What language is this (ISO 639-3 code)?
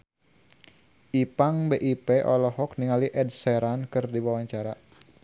sun